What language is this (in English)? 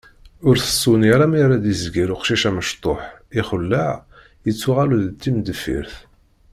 Kabyle